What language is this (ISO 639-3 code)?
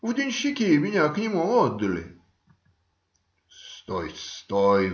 rus